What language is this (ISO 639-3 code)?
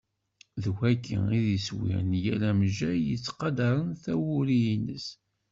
kab